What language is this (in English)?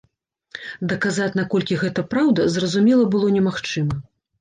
Belarusian